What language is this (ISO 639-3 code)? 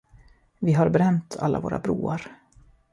swe